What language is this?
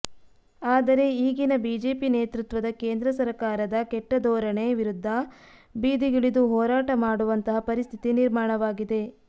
Kannada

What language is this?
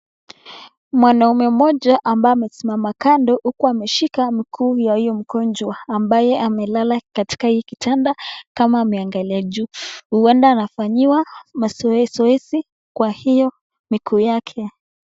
Swahili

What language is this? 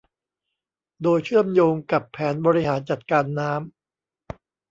Thai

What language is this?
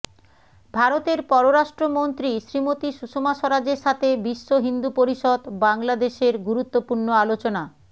Bangla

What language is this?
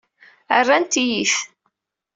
Kabyle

